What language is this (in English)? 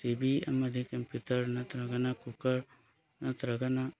Manipuri